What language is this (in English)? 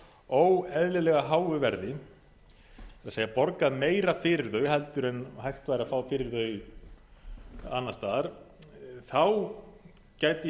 Icelandic